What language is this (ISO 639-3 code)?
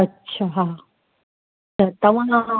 snd